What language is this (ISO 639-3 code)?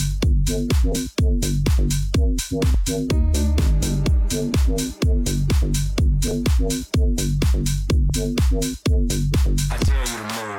eng